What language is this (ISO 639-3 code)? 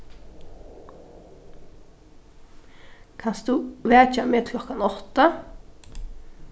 fao